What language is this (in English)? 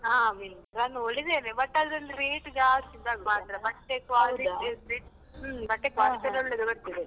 Kannada